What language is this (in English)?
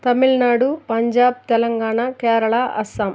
Telugu